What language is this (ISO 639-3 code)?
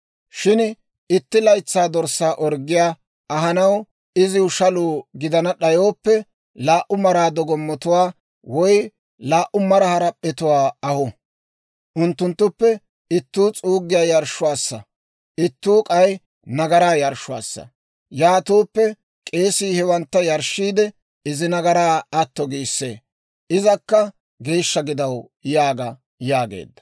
dwr